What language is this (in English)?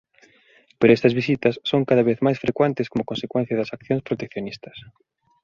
Galician